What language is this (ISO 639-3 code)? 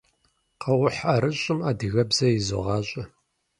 kbd